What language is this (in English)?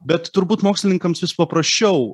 Lithuanian